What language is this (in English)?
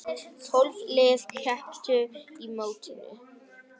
Icelandic